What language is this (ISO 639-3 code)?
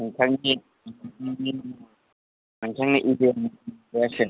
brx